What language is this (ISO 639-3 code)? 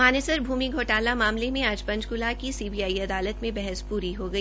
hin